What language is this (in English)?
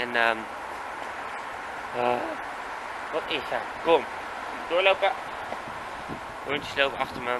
Dutch